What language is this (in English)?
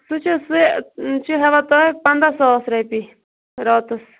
Kashmiri